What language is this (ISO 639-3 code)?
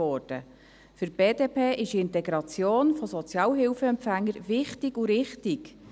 gsw